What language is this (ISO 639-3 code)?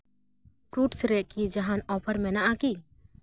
sat